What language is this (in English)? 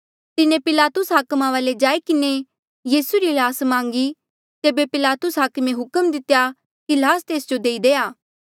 Mandeali